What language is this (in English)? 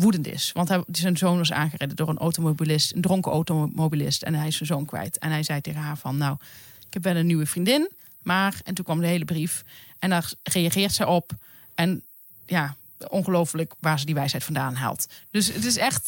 Dutch